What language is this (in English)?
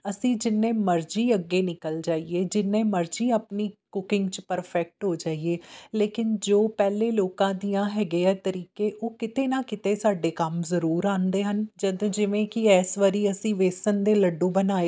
Punjabi